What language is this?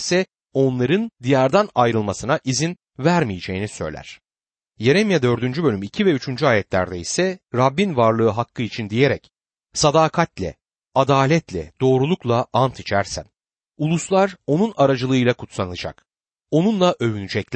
Turkish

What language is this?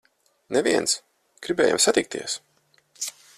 Latvian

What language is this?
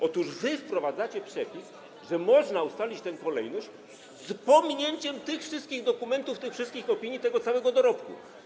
Polish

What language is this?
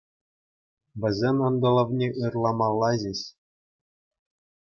Chuvash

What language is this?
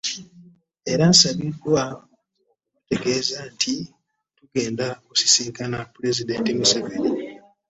Ganda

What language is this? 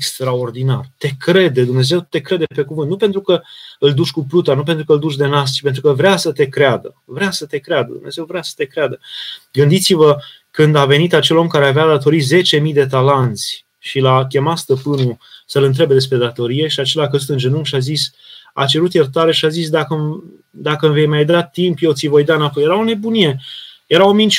Romanian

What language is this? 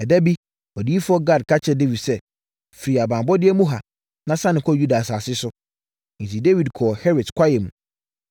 Akan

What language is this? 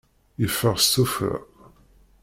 Kabyle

